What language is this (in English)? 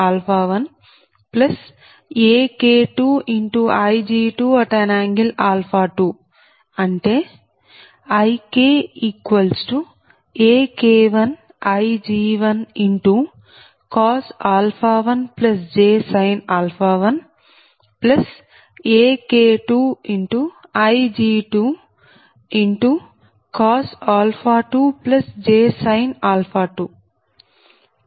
Telugu